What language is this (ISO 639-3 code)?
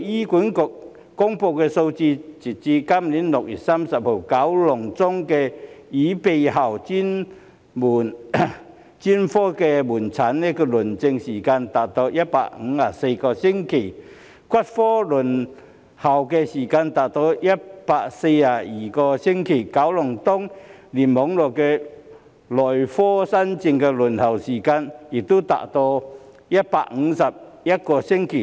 yue